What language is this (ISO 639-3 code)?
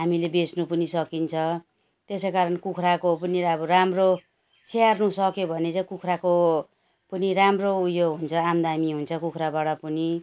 nep